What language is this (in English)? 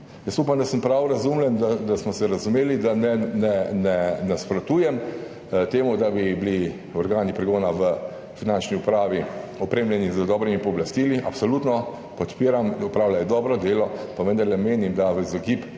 Slovenian